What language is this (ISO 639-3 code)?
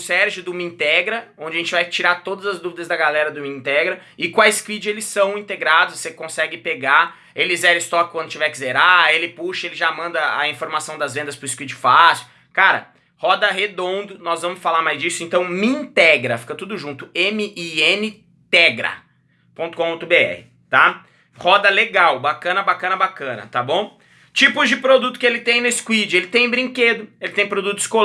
por